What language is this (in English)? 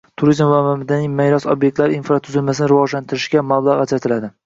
Uzbek